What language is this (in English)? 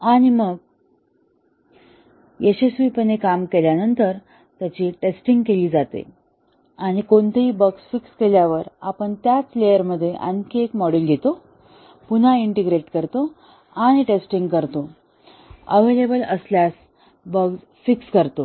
Marathi